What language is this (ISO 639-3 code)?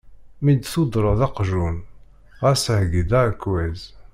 kab